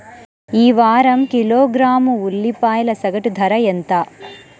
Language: Telugu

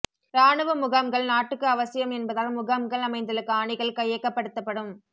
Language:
Tamil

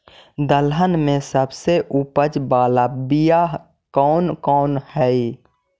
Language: Magahi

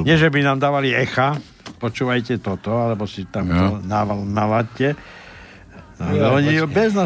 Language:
Slovak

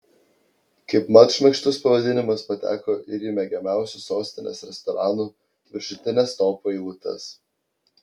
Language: Lithuanian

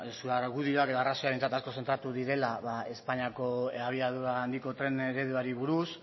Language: Basque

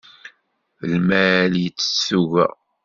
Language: Kabyle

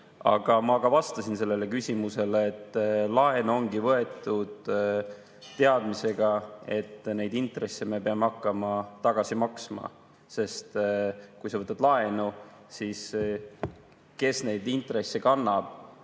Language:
Estonian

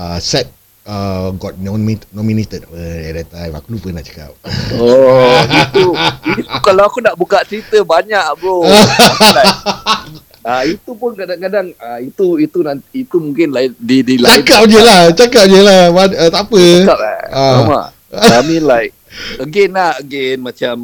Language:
Malay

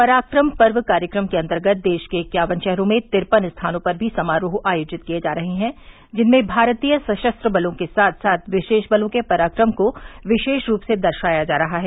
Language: Hindi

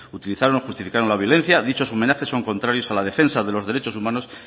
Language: Spanish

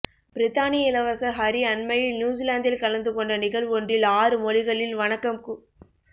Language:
Tamil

